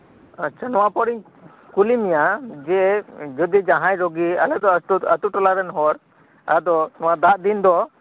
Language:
Santali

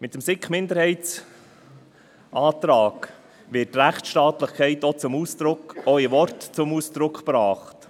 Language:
Swiss German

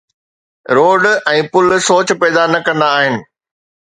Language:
Sindhi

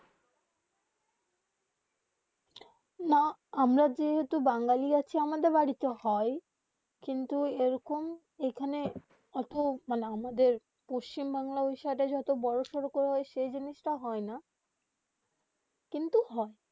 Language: Bangla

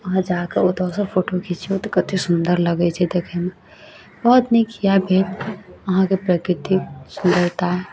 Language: Maithili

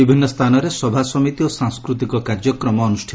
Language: Odia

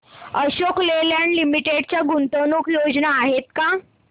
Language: Marathi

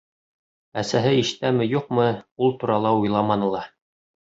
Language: Bashkir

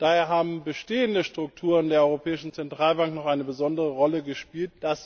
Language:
German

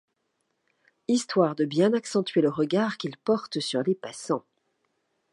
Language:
French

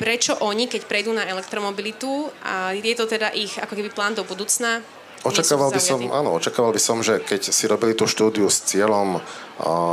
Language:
Slovak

